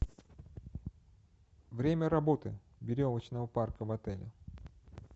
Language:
Russian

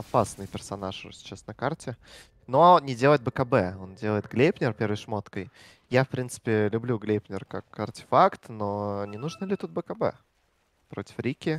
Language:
Russian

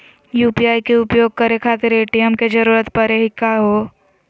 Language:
Magahi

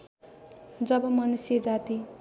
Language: Nepali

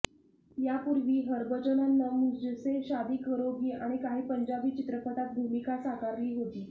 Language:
Marathi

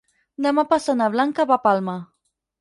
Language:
Catalan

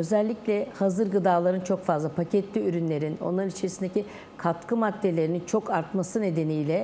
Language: Turkish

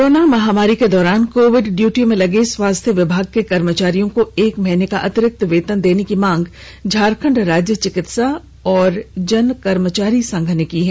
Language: Hindi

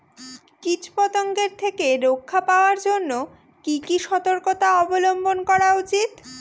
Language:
Bangla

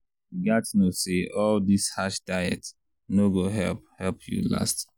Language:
Nigerian Pidgin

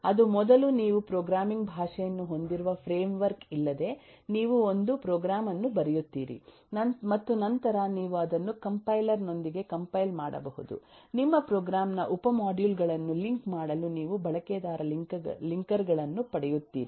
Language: Kannada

